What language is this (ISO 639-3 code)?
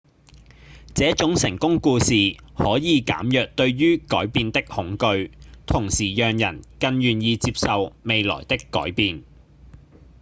yue